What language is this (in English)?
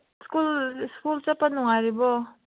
Manipuri